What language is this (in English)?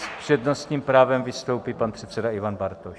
Czech